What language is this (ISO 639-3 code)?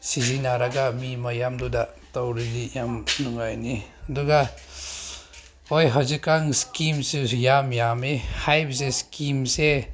mni